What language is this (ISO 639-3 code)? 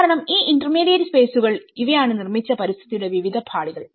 mal